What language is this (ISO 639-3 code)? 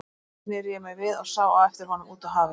isl